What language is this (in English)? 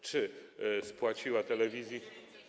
Polish